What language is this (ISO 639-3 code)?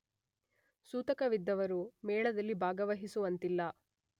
kan